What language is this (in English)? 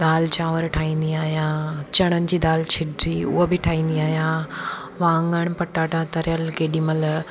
Sindhi